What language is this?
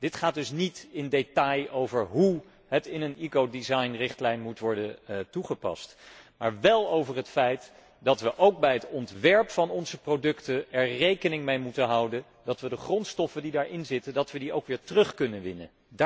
Dutch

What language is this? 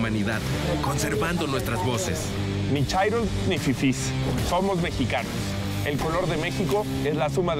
Spanish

